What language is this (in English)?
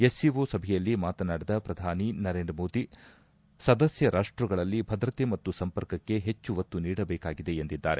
Kannada